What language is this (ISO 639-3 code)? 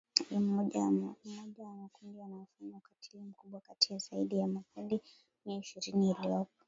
swa